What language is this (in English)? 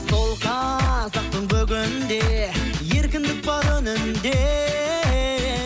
Kazakh